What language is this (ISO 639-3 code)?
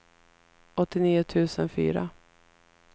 swe